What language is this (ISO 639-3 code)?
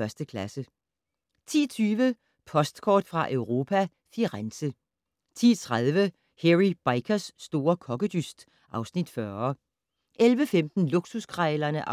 dan